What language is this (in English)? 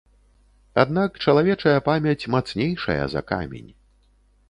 Belarusian